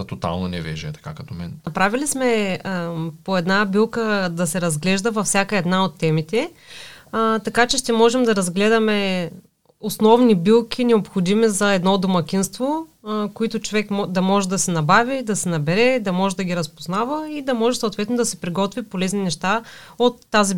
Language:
Bulgarian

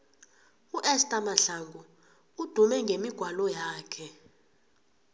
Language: South Ndebele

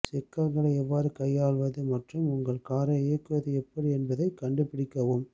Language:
Tamil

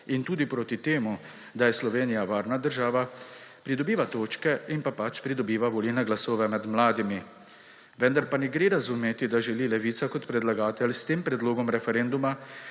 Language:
Slovenian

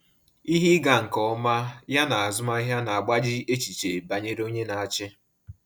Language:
Igbo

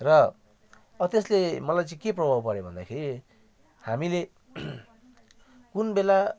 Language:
Nepali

